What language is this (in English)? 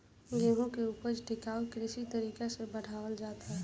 Bhojpuri